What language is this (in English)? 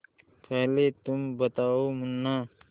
Hindi